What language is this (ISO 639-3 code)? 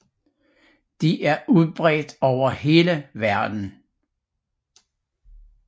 dan